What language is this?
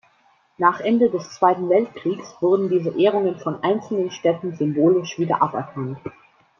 German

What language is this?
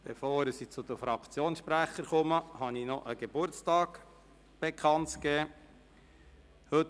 Swiss German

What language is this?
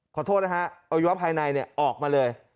Thai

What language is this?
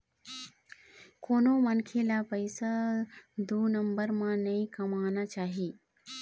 Chhattisgarhi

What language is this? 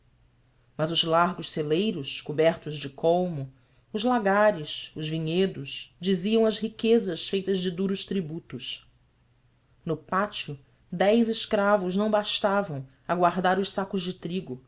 Portuguese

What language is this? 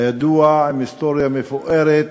Hebrew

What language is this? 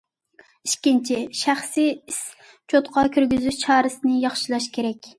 Uyghur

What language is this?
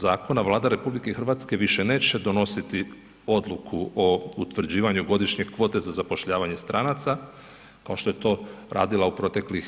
Croatian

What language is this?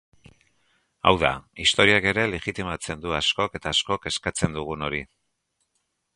Basque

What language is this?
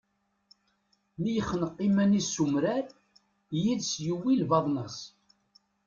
Kabyle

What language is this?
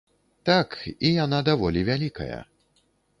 Belarusian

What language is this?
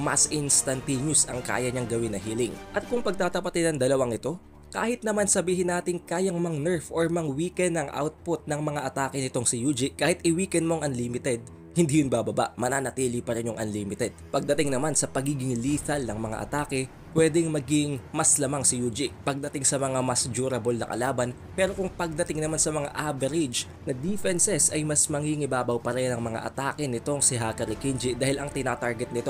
Filipino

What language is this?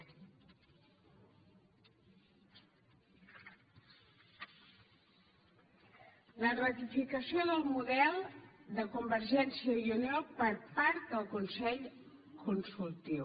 Catalan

